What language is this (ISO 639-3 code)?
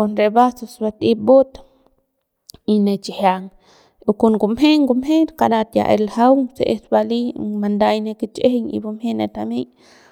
pbs